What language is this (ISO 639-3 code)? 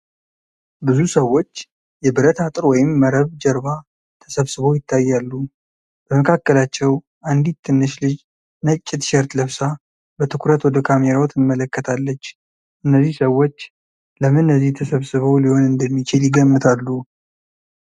amh